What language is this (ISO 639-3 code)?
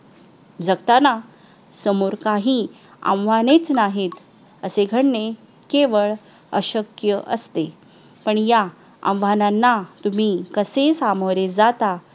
mar